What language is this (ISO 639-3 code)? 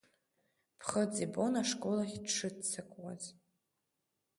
abk